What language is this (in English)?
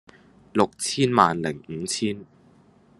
Cantonese